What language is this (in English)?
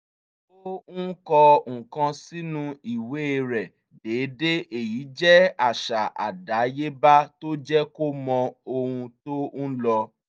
Yoruba